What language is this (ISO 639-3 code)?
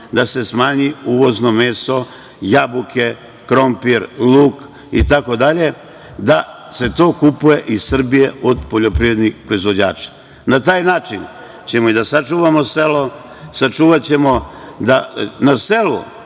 srp